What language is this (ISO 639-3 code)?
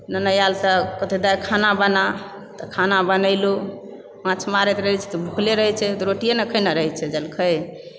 mai